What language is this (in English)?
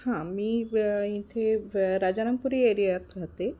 Marathi